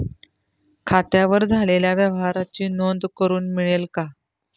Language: Marathi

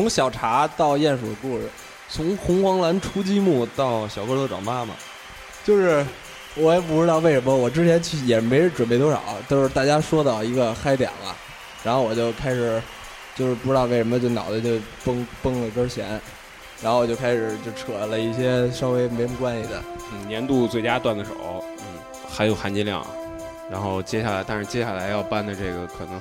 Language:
Chinese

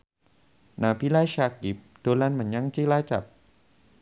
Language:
Javanese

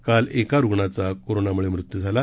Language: Marathi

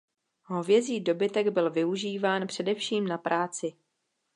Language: Czech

